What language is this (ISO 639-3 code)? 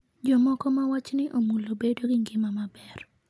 luo